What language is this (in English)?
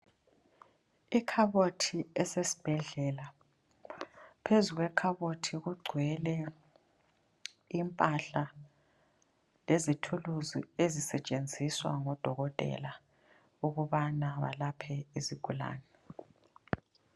North Ndebele